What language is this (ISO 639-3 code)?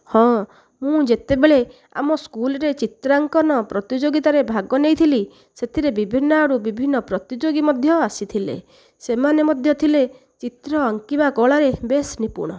ori